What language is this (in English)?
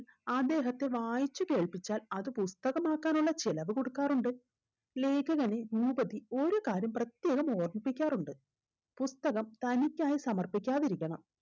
Malayalam